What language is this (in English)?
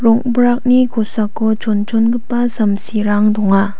Garo